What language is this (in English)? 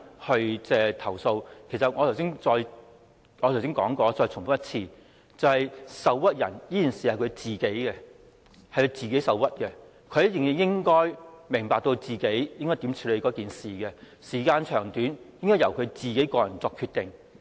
Cantonese